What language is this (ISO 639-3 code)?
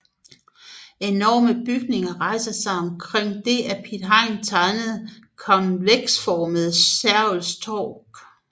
dan